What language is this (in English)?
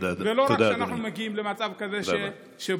Hebrew